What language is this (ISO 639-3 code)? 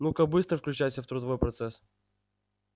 rus